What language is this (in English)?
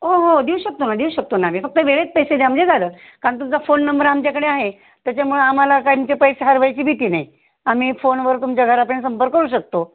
Marathi